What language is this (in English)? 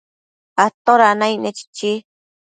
Matsés